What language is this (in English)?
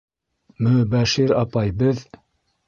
Bashkir